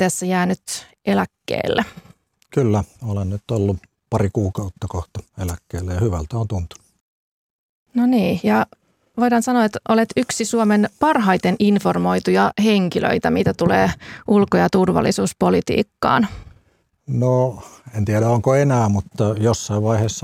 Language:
Finnish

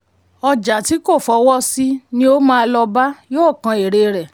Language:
Yoruba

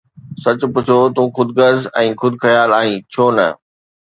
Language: Sindhi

